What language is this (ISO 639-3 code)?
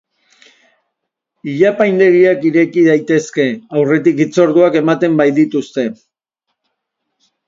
eus